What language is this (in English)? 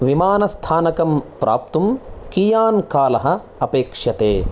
Sanskrit